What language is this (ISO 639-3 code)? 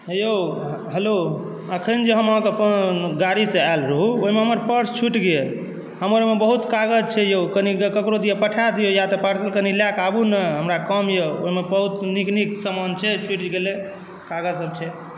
mai